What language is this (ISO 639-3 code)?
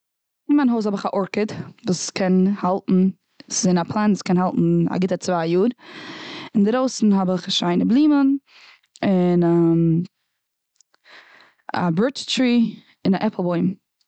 yid